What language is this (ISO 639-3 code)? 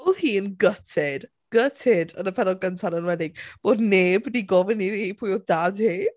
cym